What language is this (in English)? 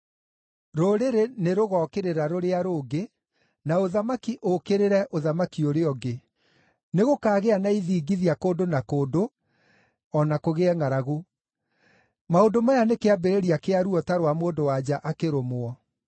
Kikuyu